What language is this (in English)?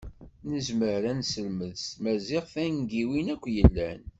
Kabyle